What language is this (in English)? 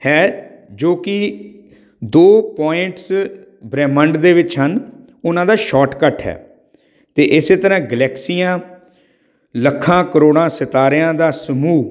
Punjabi